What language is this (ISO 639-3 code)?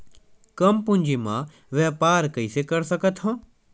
hne